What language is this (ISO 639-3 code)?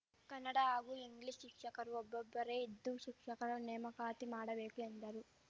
kan